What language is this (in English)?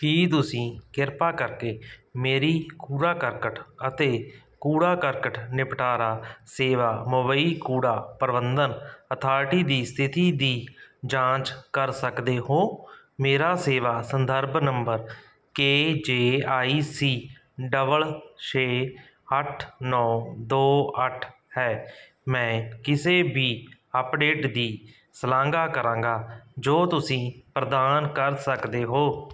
Punjabi